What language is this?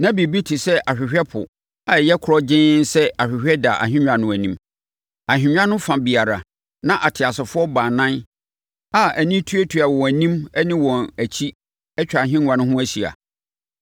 Akan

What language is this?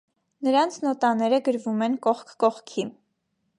Armenian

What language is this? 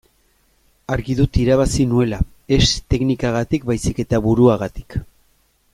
Basque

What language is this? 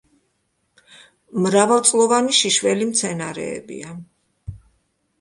Georgian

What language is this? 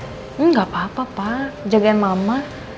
Indonesian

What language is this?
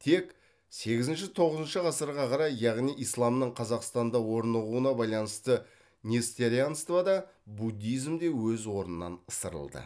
Kazakh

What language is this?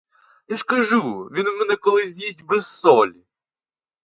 Ukrainian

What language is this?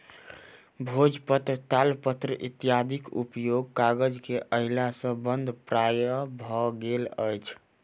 Maithili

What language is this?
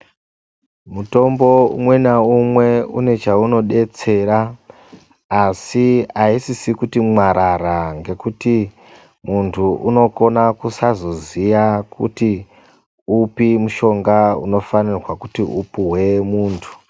Ndau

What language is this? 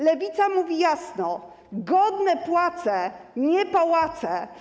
Polish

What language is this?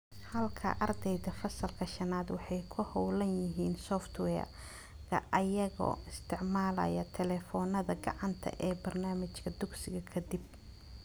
Somali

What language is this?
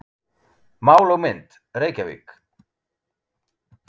Icelandic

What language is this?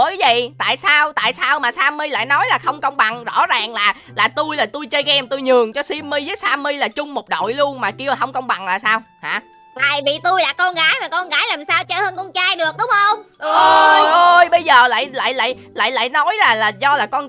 Vietnamese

